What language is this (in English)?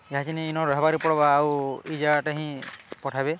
Odia